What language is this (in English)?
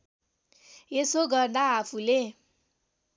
Nepali